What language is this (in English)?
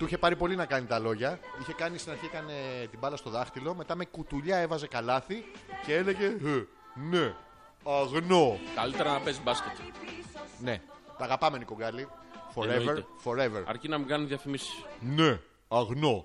Greek